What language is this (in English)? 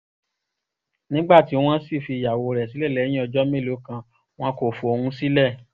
Yoruba